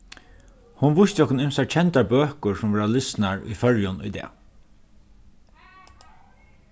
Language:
Faroese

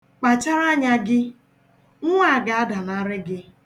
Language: Igbo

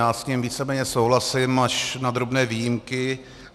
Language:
Czech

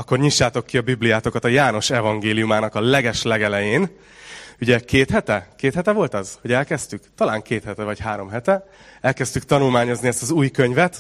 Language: Hungarian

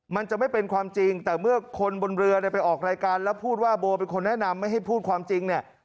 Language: Thai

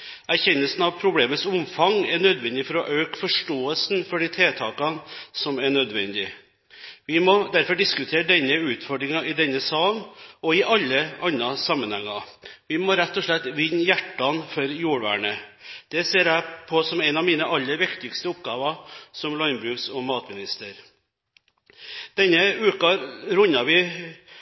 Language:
Norwegian Bokmål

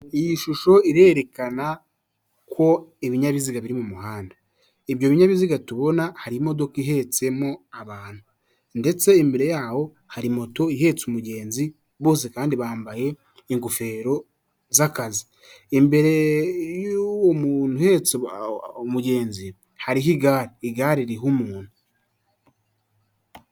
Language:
Kinyarwanda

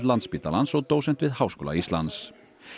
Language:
Icelandic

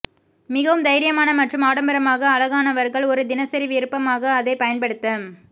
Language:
Tamil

